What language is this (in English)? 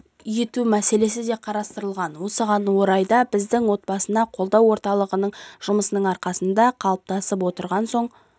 Kazakh